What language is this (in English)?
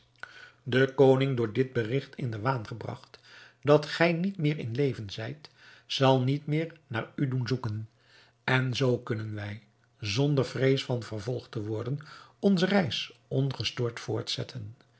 Dutch